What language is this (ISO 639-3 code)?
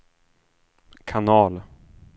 swe